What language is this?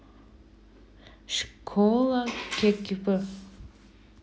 Russian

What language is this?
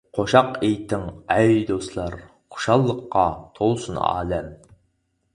Uyghur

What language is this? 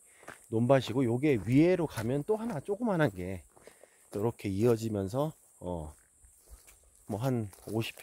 Korean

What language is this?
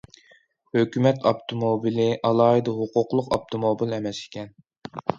Uyghur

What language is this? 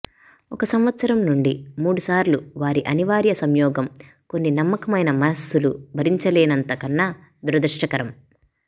Telugu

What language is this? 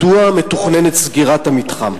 Hebrew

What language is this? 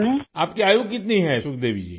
Urdu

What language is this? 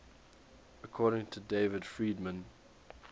English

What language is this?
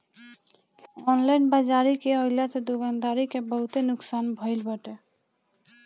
Bhojpuri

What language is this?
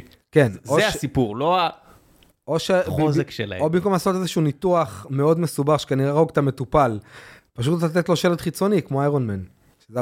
Hebrew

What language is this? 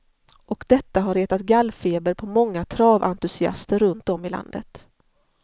Swedish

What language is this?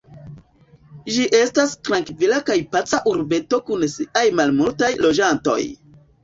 Esperanto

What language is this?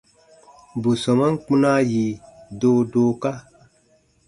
Baatonum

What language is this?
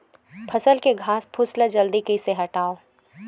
Chhattisgarhi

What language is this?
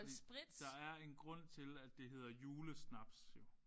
Danish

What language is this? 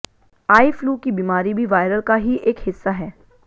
Hindi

